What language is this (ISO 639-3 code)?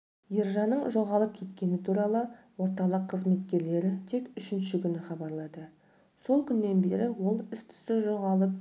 kaz